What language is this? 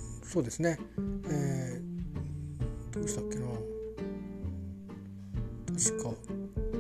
Japanese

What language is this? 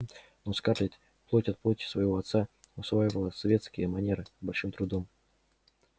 Russian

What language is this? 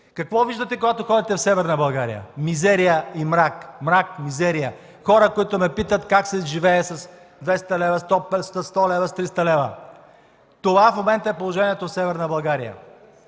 Bulgarian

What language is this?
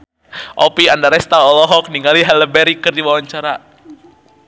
Sundanese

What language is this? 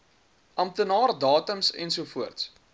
Afrikaans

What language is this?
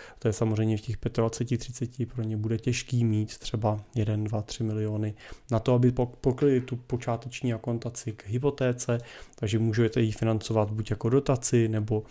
Czech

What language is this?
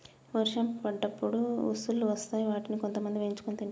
Telugu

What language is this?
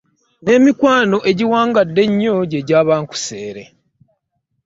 Ganda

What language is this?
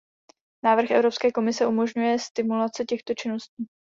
Czech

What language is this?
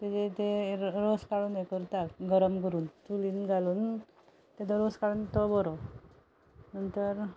Konkani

